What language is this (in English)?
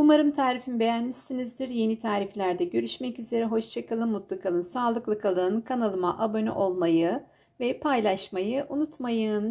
Turkish